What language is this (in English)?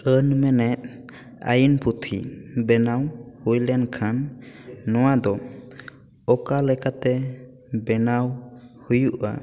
Santali